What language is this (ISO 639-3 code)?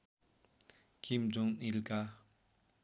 nep